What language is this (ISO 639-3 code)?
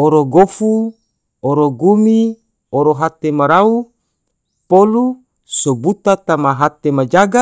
tvo